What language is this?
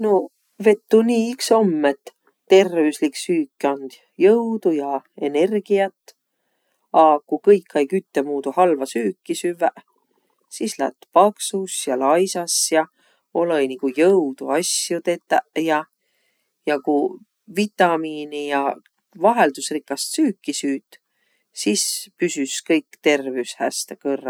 Võro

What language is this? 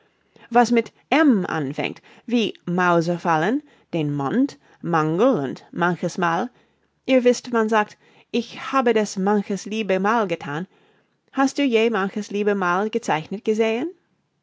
German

